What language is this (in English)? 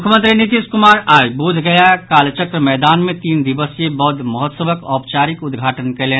Maithili